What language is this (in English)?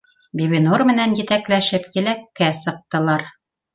Bashkir